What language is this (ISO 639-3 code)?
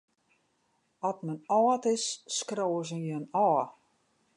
fry